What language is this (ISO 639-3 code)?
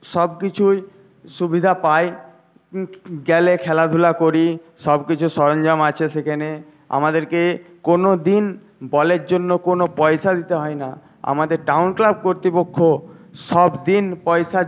ben